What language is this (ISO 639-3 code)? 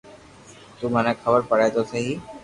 lrk